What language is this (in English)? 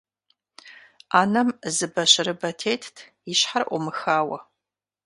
Kabardian